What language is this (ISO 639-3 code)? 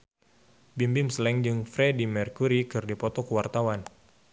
sun